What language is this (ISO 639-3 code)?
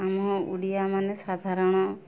ori